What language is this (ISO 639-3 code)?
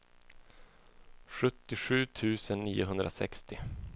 swe